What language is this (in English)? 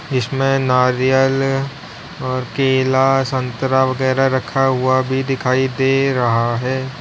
Hindi